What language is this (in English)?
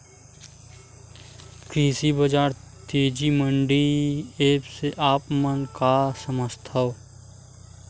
Chhattisgarhi